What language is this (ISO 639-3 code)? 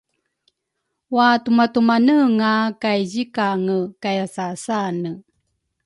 dru